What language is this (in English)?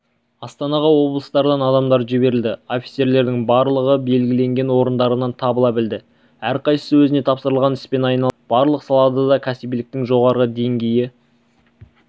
Kazakh